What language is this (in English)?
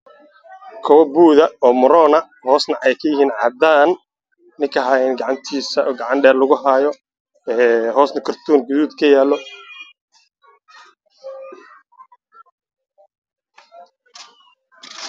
Somali